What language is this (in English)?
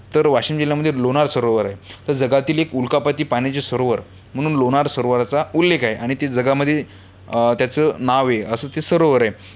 Marathi